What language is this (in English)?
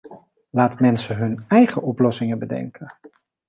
Dutch